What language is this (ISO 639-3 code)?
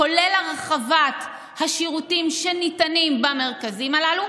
heb